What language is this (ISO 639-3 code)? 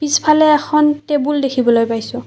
asm